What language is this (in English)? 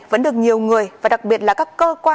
Vietnamese